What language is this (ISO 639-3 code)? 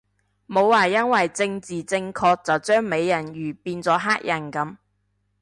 yue